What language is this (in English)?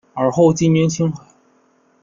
Chinese